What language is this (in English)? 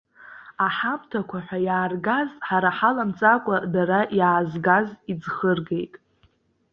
Abkhazian